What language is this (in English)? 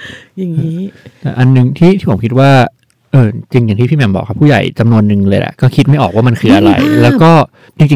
Thai